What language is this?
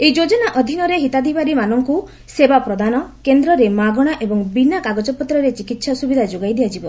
Odia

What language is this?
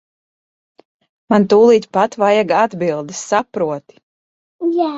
Latvian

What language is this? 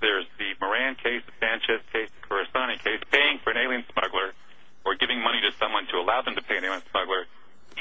English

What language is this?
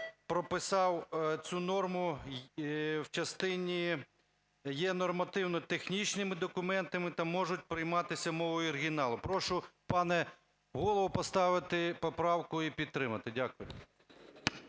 Ukrainian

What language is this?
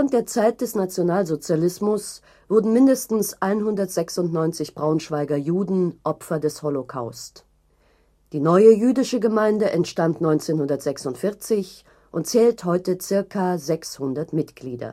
German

